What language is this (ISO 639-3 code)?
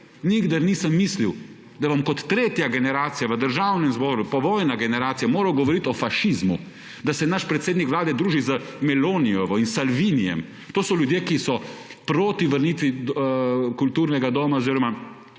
slv